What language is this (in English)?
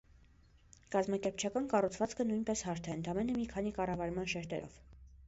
Armenian